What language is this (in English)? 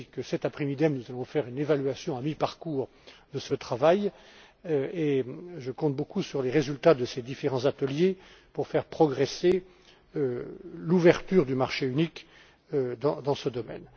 French